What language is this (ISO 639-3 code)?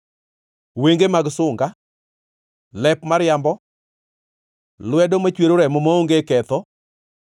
luo